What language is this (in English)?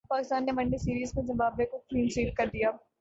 Urdu